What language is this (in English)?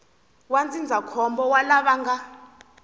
Tsonga